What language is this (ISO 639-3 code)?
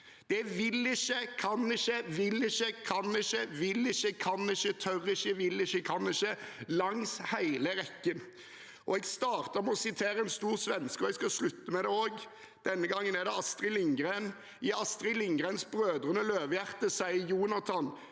nor